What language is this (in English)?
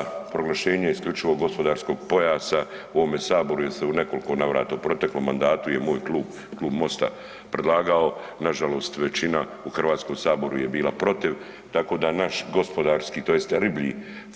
Croatian